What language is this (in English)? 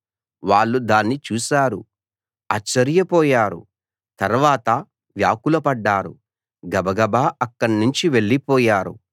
Telugu